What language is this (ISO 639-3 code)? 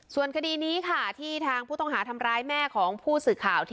tha